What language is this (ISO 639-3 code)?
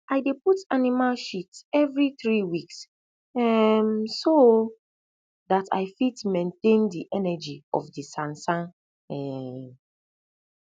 pcm